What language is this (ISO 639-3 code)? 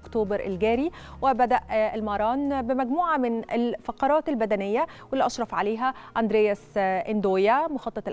ara